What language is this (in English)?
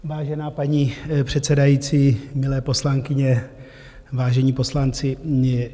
Czech